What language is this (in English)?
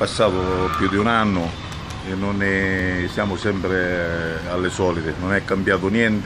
Italian